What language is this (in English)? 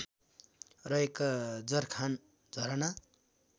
Nepali